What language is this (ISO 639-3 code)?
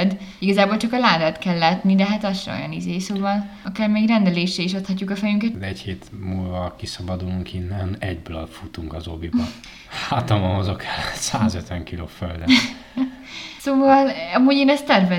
hun